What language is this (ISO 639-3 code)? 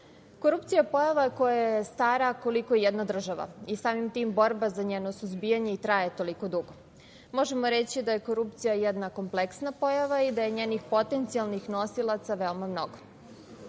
srp